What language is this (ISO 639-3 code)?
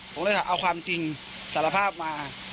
tha